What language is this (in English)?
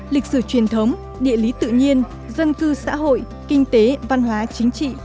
Vietnamese